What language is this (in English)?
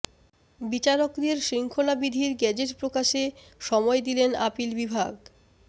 Bangla